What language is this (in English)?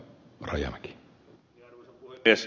Finnish